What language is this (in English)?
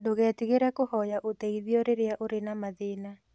Kikuyu